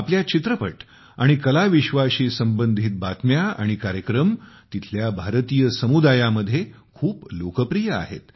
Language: Marathi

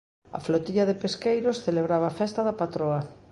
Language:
Galician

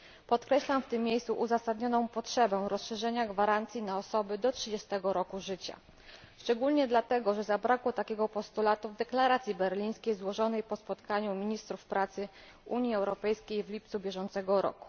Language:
Polish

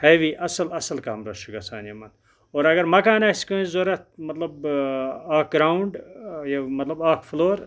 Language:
Kashmiri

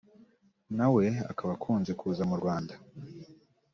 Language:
Kinyarwanda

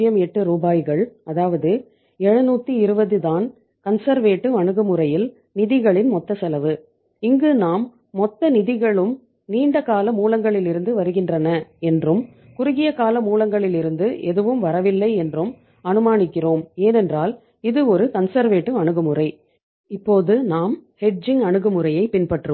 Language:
Tamil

